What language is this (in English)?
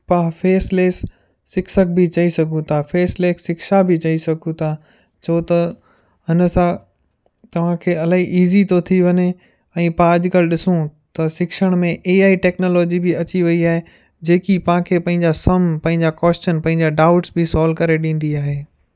Sindhi